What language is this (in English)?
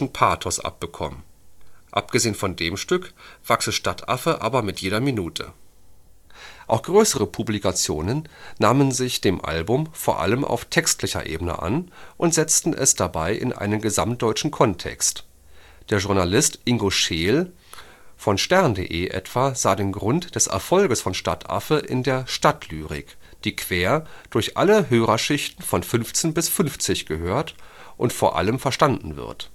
German